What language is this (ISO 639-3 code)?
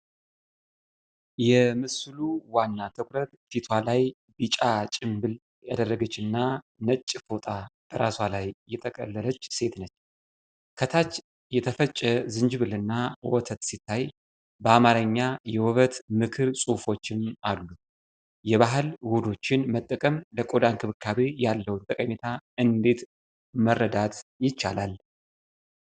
amh